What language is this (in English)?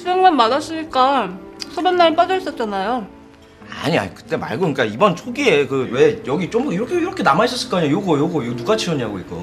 Korean